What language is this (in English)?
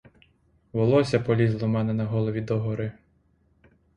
Ukrainian